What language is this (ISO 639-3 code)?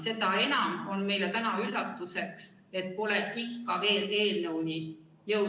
est